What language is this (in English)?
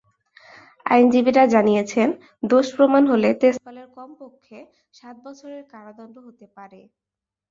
Bangla